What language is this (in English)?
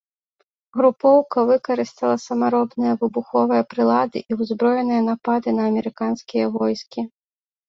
Belarusian